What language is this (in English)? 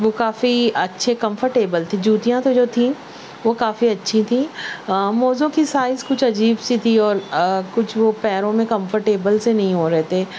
Urdu